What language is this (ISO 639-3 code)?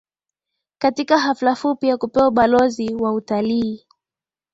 swa